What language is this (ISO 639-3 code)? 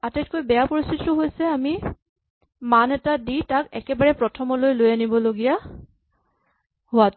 asm